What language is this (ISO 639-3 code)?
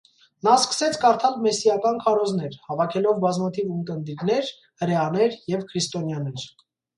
hye